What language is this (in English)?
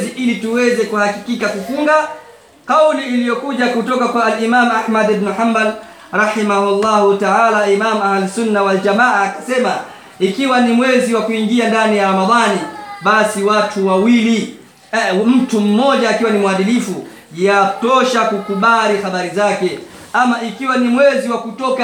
Swahili